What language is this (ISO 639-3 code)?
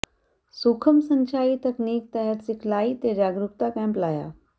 pan